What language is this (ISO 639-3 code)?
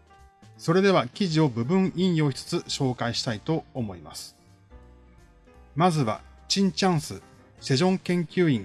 jpn